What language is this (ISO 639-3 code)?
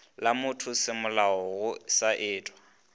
nso